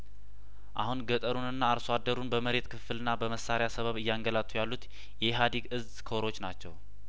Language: Amharic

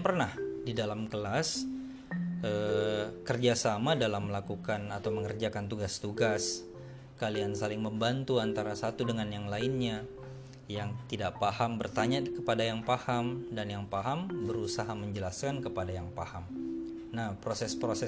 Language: Indonesian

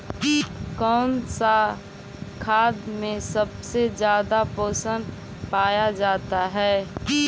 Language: Magahi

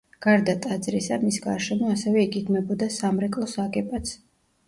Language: Georgian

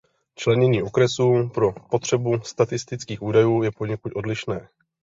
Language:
Czech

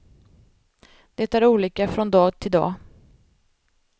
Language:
Swedish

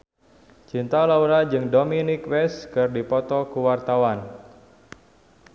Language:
Sundanese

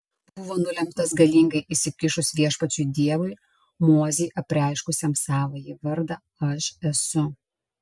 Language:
Lithuanian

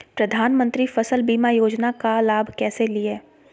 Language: Magahi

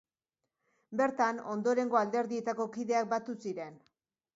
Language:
Basque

